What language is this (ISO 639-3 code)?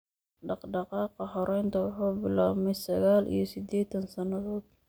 som